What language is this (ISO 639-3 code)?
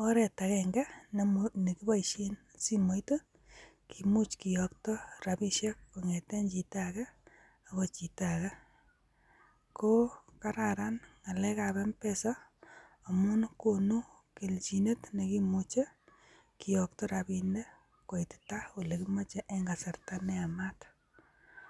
kln